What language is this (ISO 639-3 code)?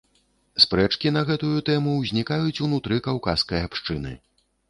bel